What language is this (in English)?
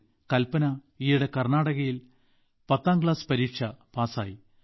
Malayalam